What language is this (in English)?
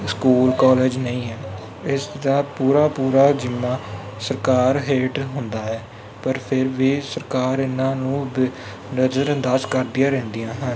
Punjabi